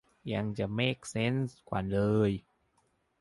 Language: Thai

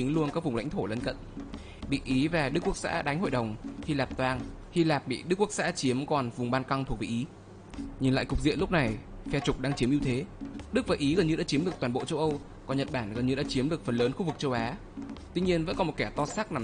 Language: Vietnamese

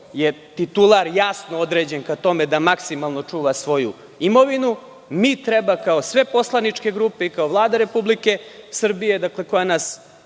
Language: Serbian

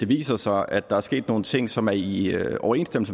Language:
Danish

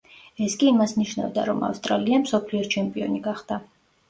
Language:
Georgian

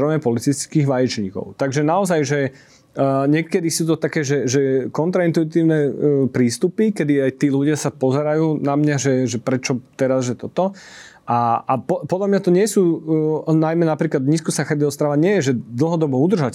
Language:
Slovak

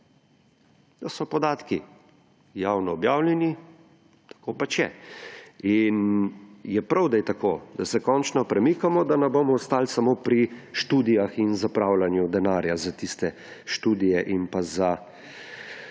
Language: Slovenian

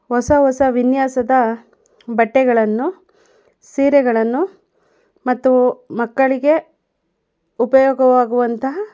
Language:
Kannada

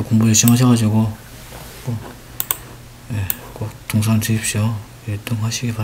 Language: Korean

